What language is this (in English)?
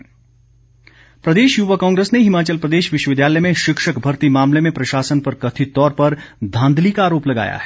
Hindi